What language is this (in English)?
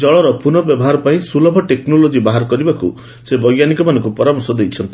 Odia